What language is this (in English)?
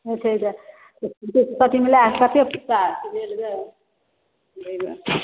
Maithili